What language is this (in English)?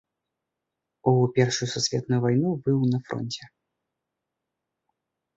Belarusian